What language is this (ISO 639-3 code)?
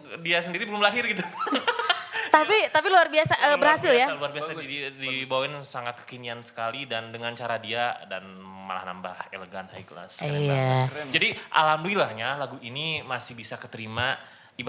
ind